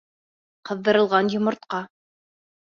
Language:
Bashkir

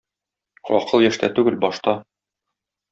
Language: Tatar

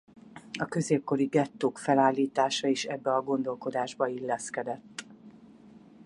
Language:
Hungarian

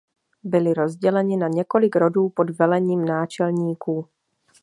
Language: Czech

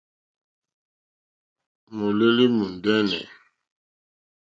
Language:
Mokpwe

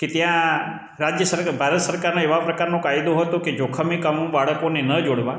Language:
Gujarati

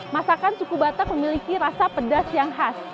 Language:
Indonesian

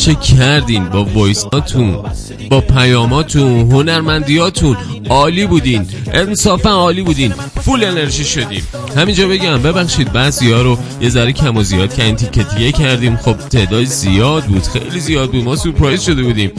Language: Persian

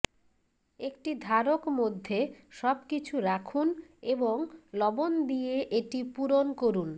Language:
Bangla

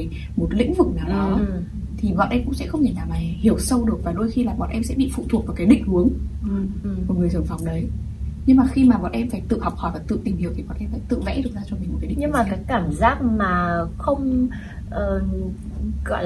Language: Vietnamese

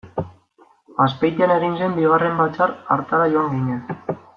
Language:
Basque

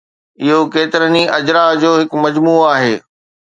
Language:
Sindhi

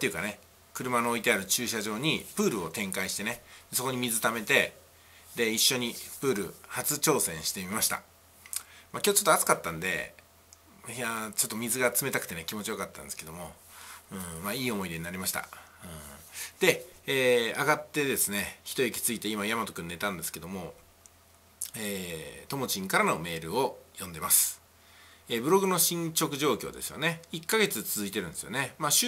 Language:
Japanese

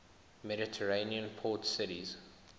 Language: English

